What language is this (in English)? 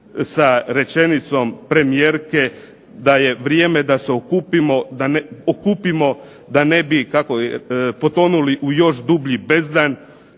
Croatian